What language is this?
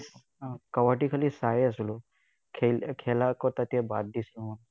Assamese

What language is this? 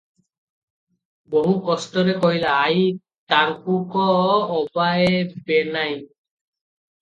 Odia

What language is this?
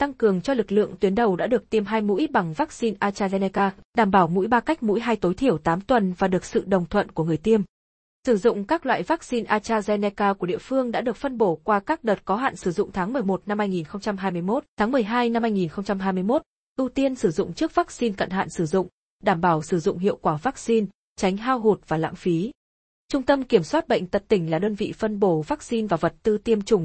Vietnamese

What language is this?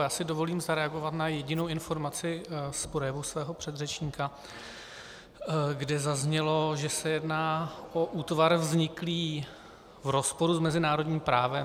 Czech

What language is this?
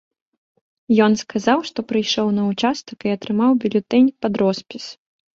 Belarusian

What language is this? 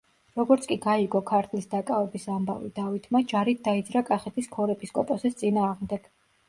Georgian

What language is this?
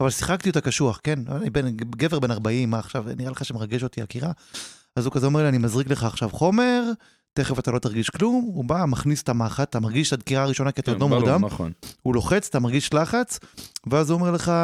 Hebrew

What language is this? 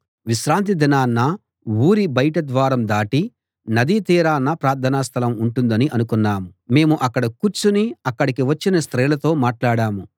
Telugu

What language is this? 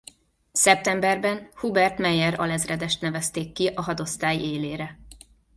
Hungarian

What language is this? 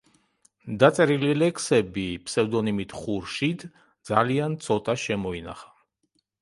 Georgian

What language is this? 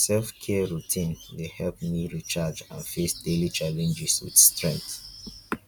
Nigerian Pidgin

